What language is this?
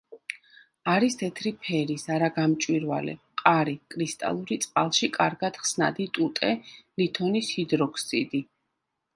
Georgian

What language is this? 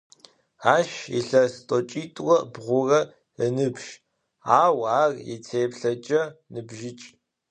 Adyghe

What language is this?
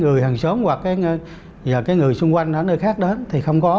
Vietnamese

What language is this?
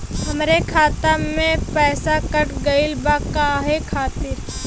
Bhojpuri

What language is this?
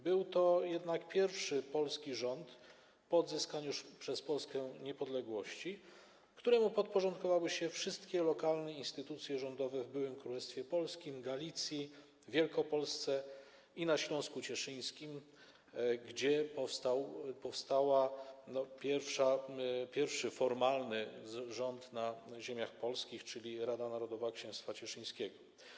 Polish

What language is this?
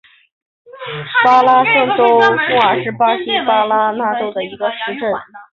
Chinese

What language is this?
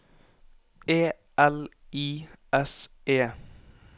Norwegian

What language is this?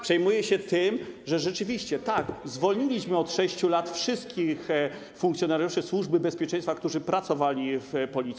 Polish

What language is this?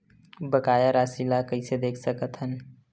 Chhattisgarhi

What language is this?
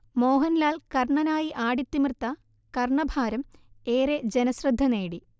Malayalam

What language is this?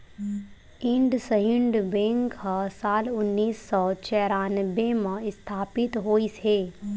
Chhattisgarhi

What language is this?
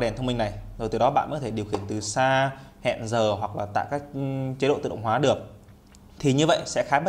Vietnamese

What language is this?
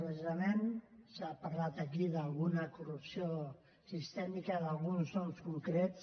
Catalan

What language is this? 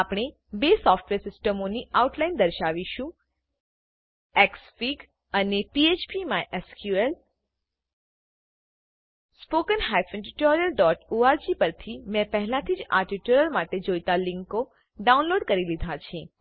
Gujarati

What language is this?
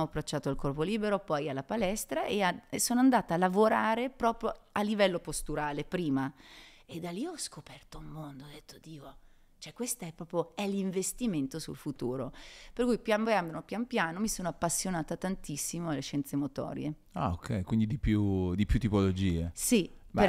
Italian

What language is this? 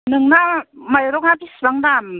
Bodo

